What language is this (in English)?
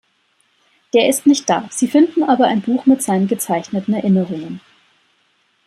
German